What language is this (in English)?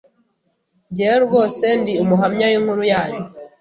Kinyarwanda